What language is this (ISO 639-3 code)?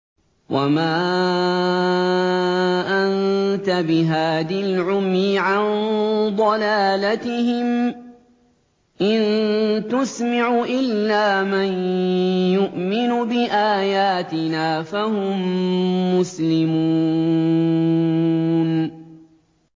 ara